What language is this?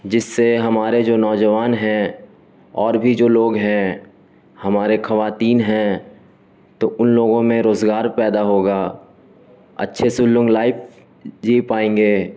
Urdu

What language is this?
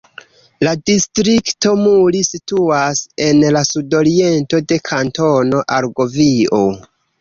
Esperanto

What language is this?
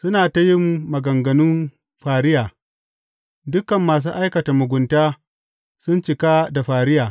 Hausa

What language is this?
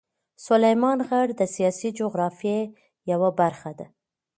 Pashto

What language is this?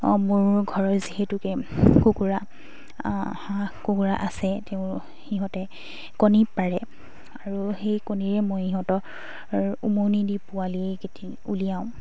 Assamese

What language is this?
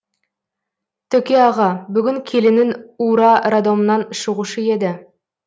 Kazakh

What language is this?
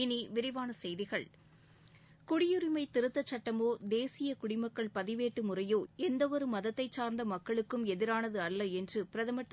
Tamil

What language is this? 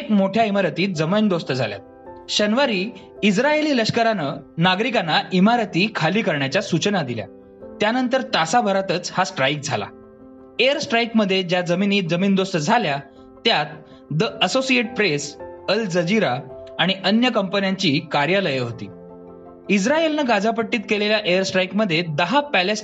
Marathi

